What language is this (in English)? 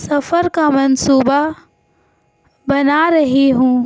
Urdu